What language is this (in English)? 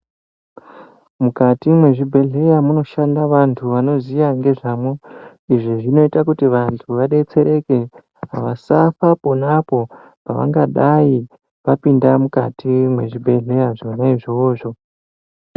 Ndau